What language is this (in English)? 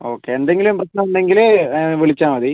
Malayalam